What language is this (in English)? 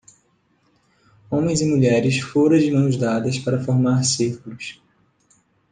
Portuguese